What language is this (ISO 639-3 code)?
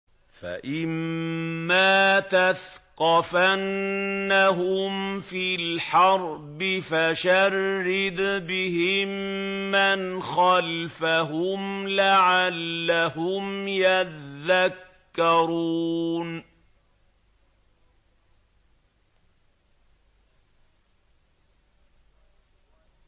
ara